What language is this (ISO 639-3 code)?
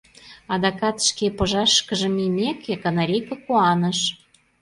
chm